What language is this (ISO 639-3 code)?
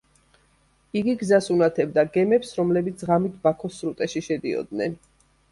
kat